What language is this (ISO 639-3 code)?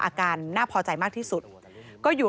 tha